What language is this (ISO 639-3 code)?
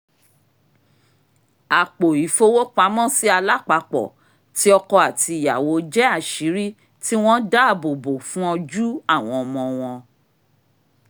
yor